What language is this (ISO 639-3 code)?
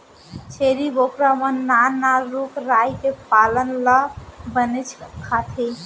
hne